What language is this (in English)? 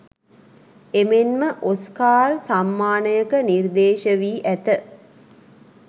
Sinhala